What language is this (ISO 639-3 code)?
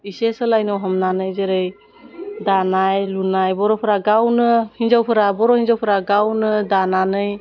brx